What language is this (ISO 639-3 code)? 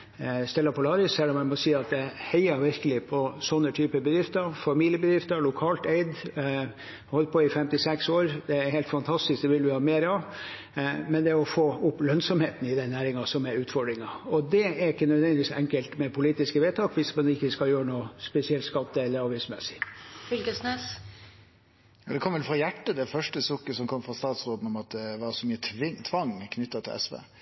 nor